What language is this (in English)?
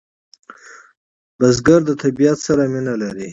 Pashto